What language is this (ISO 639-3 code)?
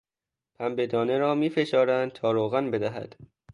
fas